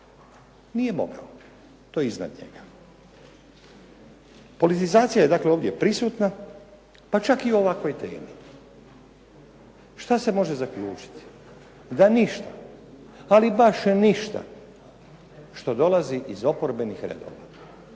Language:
Croatian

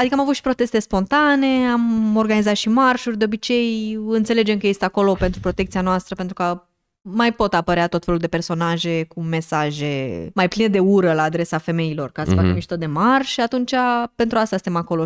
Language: Romanian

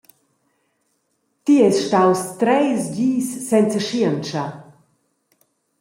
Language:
Romansh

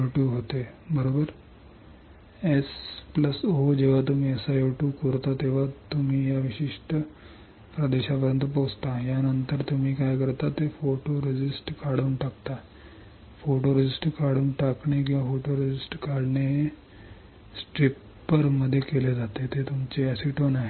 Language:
Marathi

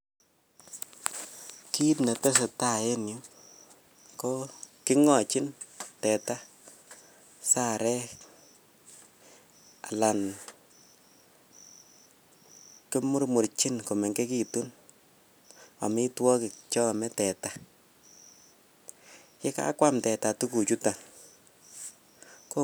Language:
Kalenjin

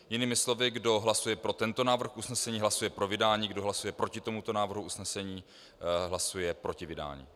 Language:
Czech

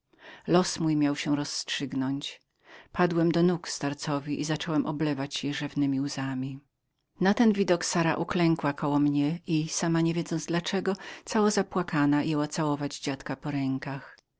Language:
Polish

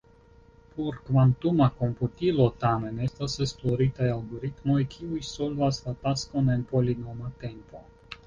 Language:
Esperanto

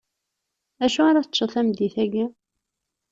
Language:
Kabyle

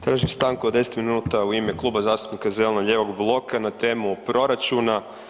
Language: Croatian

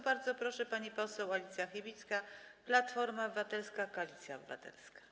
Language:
Polish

